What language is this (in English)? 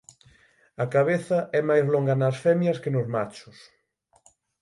Galician